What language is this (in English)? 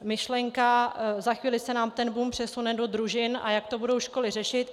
Czech